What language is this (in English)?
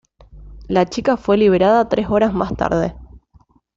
Spanish